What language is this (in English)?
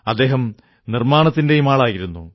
Malayalam